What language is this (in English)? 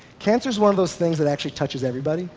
English